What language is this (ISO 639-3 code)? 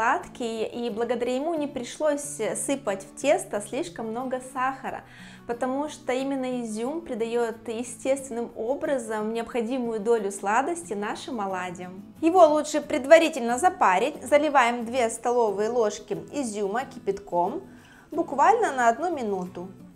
rus